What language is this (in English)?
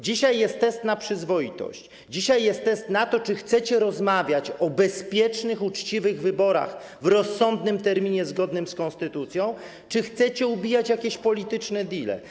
Polish